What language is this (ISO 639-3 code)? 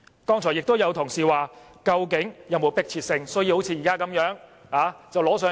yue